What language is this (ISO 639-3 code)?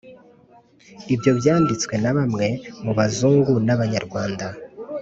kin